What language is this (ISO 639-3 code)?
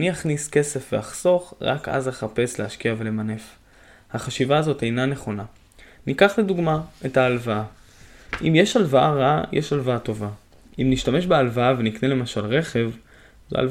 heb